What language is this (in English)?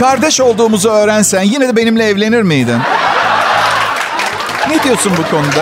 Turkish